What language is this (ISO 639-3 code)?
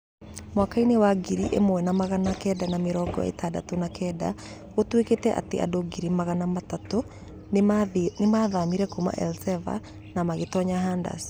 kik